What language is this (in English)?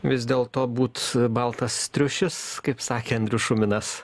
Lithuanian